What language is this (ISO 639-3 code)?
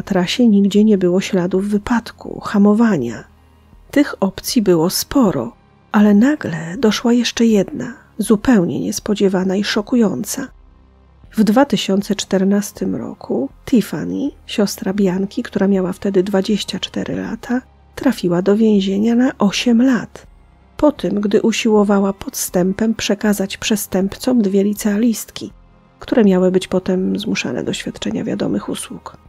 pol